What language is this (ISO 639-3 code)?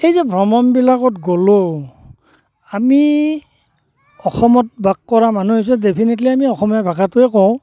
asm